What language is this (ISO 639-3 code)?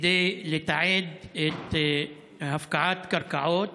heb